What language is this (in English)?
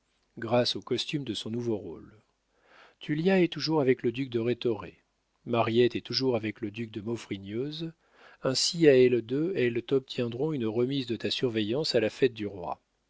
French